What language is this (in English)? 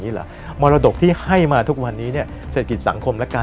Thai